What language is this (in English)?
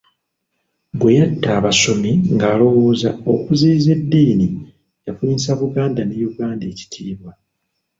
Ganda